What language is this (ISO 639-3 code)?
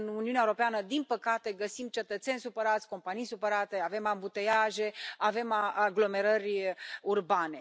ron